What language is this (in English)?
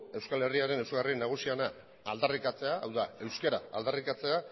Basque